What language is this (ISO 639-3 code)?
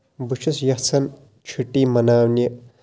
kas